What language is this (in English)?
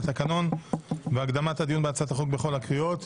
Hebrew